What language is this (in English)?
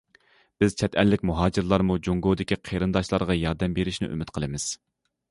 Uyghur